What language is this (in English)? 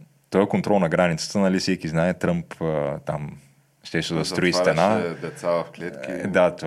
Bulgarian